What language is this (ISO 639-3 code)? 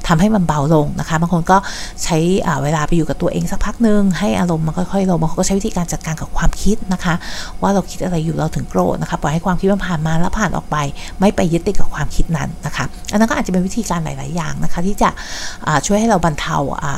tha